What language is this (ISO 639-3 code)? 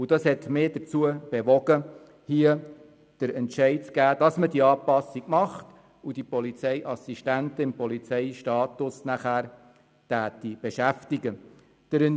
gsw